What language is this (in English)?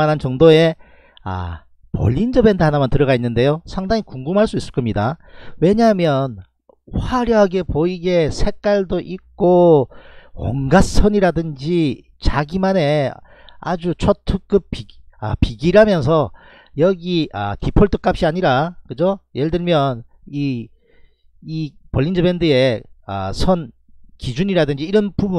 Korean